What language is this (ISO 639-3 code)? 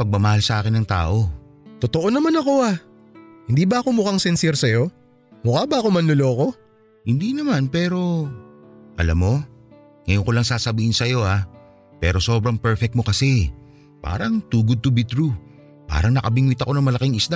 fil